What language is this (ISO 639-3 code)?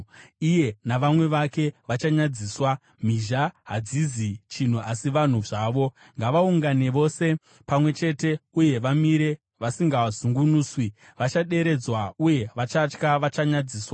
sna